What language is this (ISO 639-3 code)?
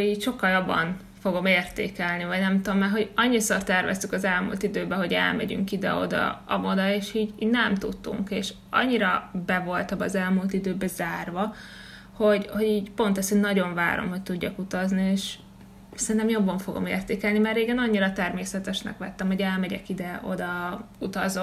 hun